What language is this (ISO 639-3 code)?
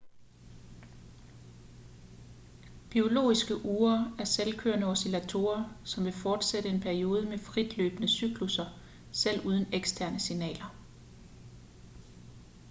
dan